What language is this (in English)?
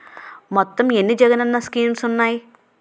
Telugu